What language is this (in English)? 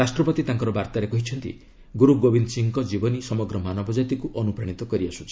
Odia